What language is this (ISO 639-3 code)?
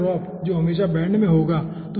hin